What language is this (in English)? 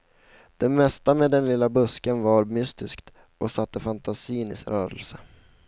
Swedish